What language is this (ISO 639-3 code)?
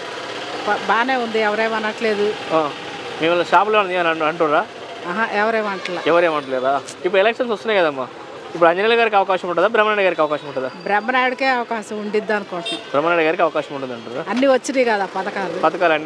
tel